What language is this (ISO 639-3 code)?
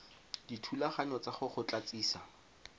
tsn